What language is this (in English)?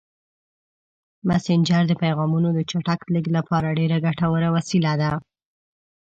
Pashto